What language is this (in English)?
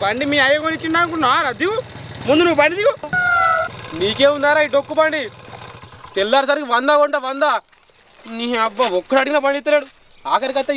Hindi